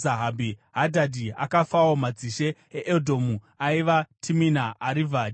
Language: Shona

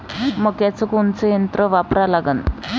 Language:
Marathi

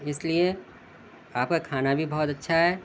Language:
Urdu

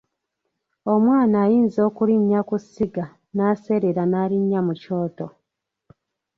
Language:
Ganda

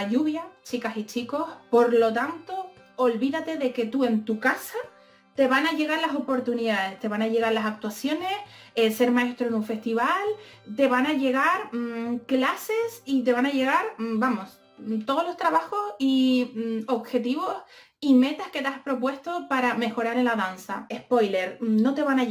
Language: Spanish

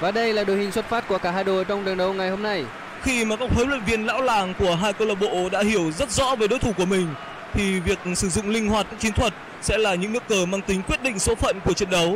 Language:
Vietnamese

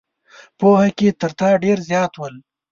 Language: Pashto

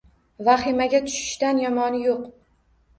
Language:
Uzbek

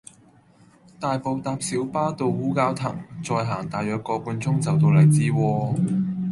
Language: Cantonese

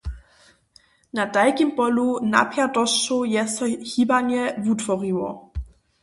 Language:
Upper Sorbian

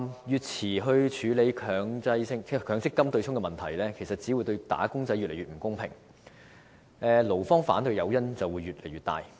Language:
Cantonese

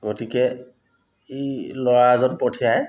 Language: Assamese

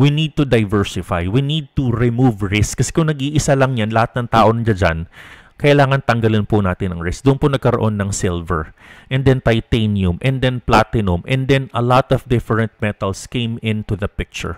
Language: Filipino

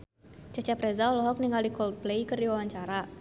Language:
Sundanese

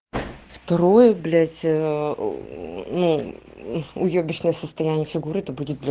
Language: Russian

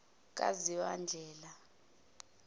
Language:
Zulu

